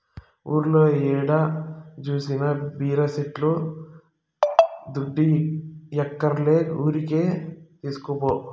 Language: Telugu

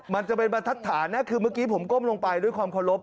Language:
Thai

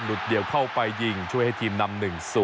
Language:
Thai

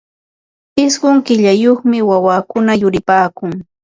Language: Ambo-Pasco Quechua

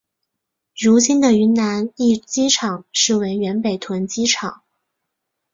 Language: Chinese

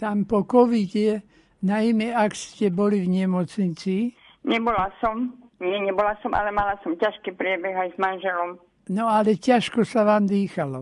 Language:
Slovak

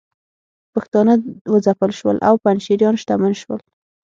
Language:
Pashto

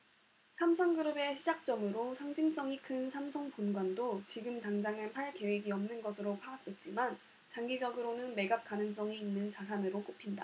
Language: Korean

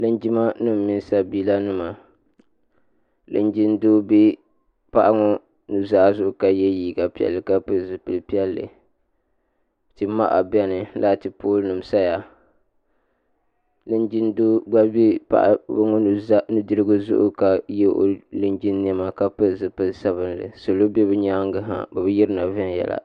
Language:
Dagbani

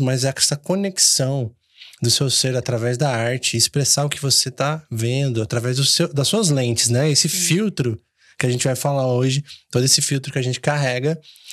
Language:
Portuguese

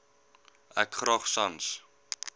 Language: Afrikaans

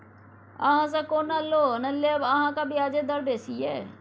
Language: Maithili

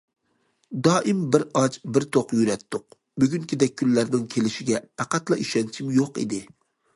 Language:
Uyghur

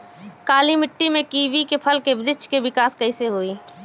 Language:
Bhojpuri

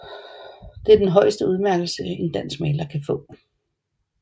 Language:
Danish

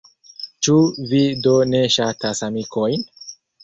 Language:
Esperanto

